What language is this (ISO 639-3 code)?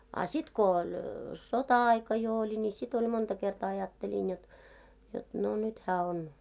fin